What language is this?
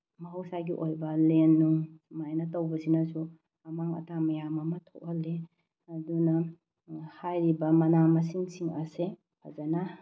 Manipuri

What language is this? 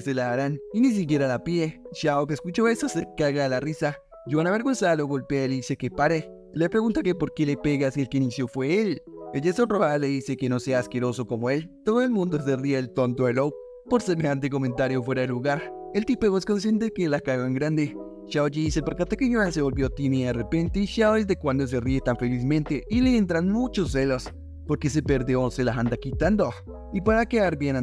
Spanish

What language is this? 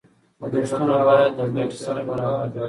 Pashto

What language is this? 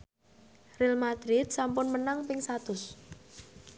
Javanese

